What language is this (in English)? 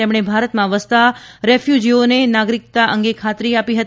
Gujarati